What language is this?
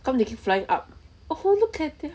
English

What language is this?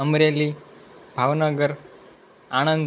Gujarati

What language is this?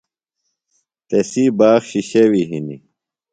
Phalura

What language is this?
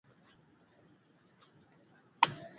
Swahili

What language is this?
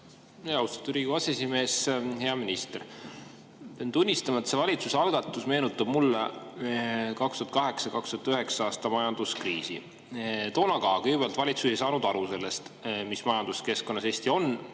Estonian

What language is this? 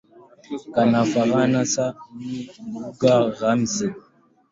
Swahili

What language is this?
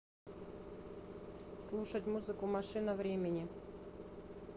Russian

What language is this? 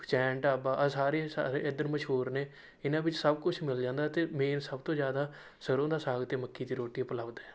Punjabi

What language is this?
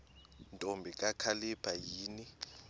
Xhosa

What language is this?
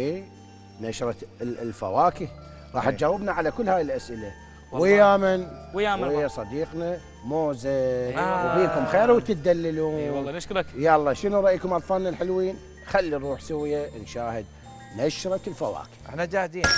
Arabic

